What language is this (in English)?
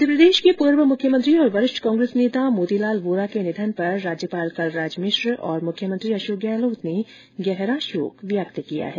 Hindi